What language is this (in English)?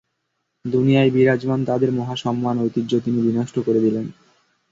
Bangla